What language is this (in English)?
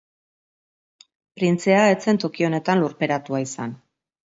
Basque